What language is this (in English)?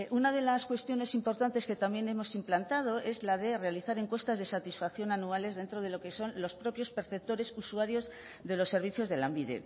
Spanish